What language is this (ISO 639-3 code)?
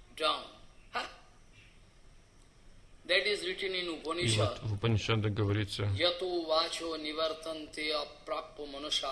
rus